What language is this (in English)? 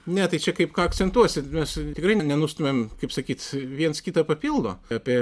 Lithuanian